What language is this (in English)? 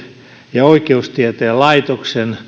Finnish